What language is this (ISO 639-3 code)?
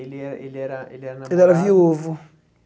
por